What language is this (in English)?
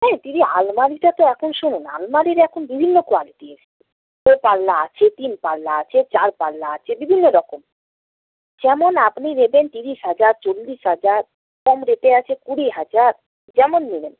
Bangla